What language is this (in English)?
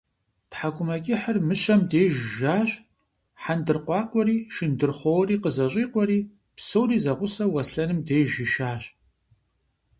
Kabardian